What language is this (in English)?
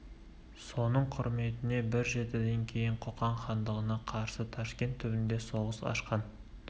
Kazakh